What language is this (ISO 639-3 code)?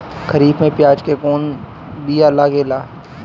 bho